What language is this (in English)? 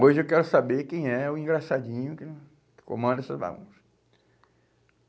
Portuguese